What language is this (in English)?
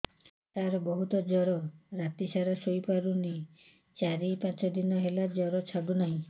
Odia